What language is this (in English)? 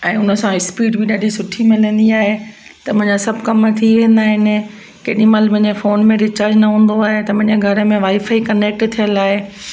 Sindhi